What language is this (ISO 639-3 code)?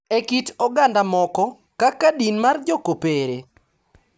luo